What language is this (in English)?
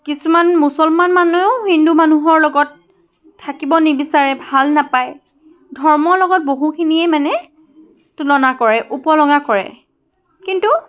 Assamese